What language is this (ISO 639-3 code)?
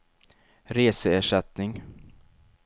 swe